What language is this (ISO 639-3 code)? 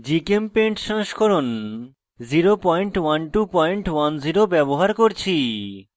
ben